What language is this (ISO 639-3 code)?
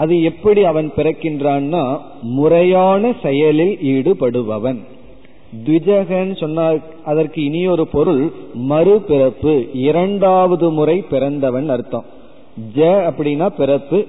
tam